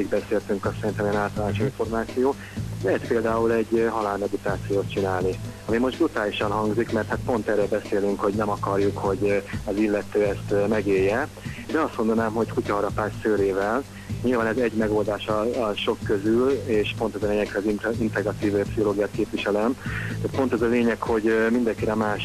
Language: Hungarian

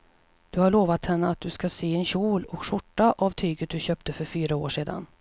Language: Swedish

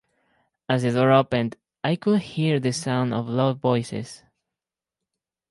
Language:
English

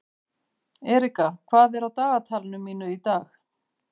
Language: Icelandic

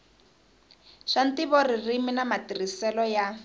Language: Tsonga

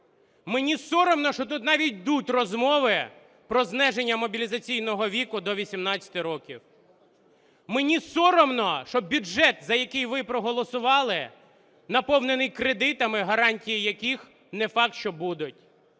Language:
Ukrainian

